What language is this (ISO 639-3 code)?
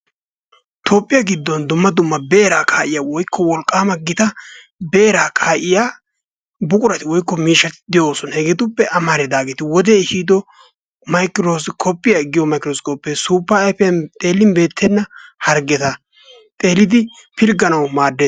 wal